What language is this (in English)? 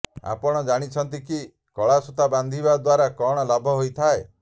Odia